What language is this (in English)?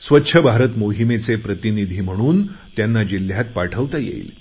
Marathi